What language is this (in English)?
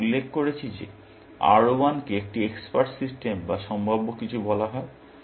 Bangla